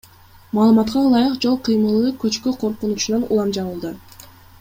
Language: Kyrgyz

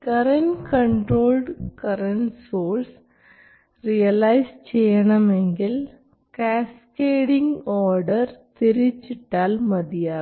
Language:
Malayalam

